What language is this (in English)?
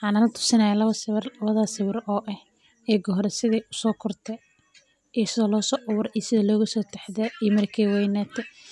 Somali